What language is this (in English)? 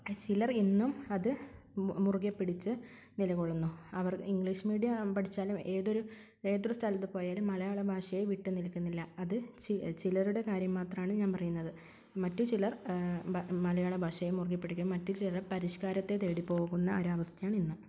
Malayalam